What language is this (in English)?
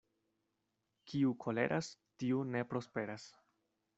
Esperanto